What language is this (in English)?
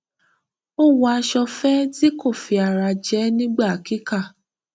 Yoruba